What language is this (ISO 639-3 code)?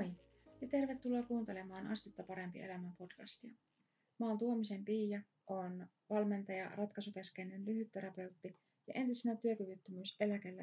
fin